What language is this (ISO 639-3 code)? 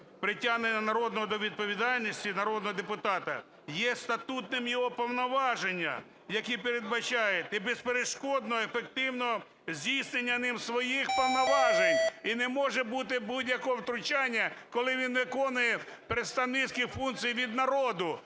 ukr